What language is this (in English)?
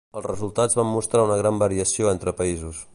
Catalan